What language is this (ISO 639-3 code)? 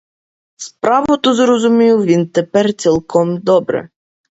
ukr